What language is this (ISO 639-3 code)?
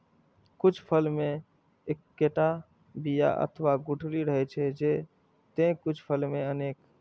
mai